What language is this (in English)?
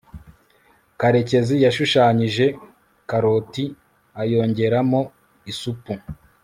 Kinyarwanda